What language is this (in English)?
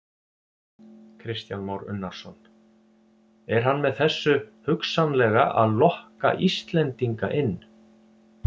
Icelandic